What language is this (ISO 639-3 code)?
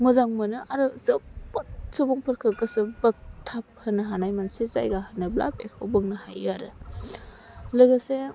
brx